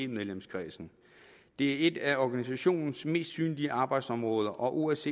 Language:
Danish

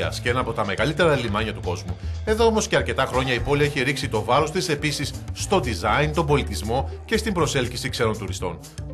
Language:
Greek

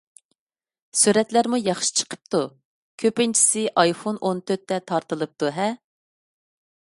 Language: Uyghur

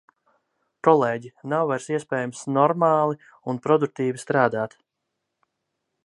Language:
Latvian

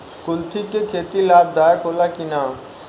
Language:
Bhojpuri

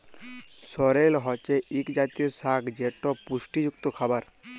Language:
Bangla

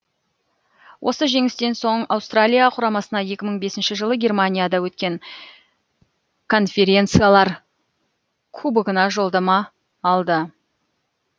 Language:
Kazakh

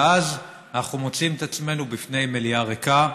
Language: Hebrew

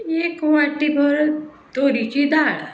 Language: Konkani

